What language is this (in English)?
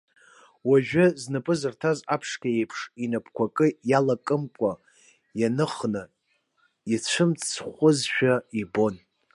Abkhazian